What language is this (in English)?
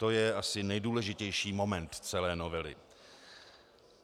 Czech